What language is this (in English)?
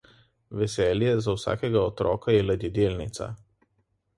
Slovenian